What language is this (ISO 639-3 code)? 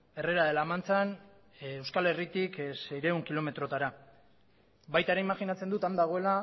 eus